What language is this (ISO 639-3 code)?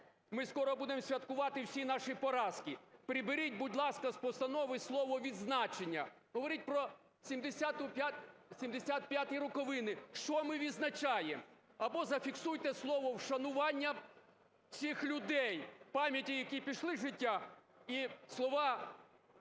ukr